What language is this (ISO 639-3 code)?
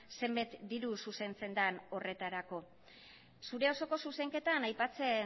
eus